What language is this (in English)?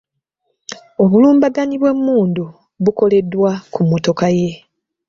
Ganda